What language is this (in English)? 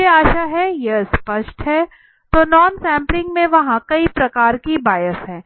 Hindi